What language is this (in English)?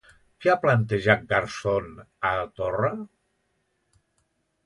Catalan